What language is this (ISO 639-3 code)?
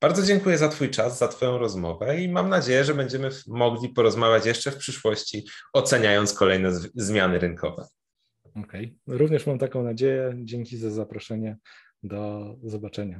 pol